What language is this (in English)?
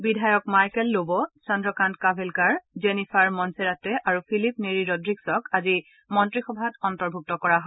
Assamese